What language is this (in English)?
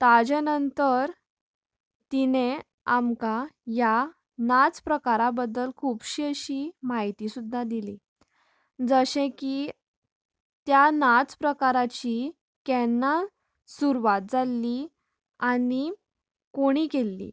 Konkani